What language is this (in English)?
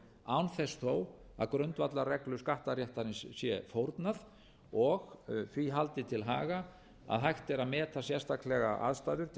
Icelandic